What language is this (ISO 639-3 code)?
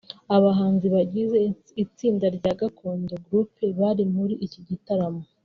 kin